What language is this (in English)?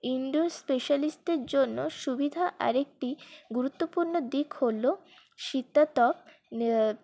Bangla